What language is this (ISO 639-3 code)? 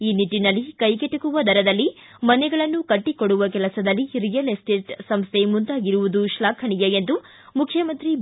kan